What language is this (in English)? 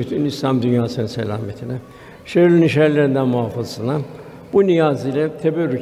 Turkish